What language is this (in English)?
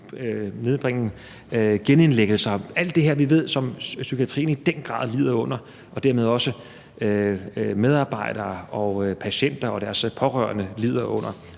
Danish